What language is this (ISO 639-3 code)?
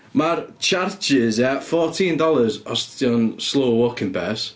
cym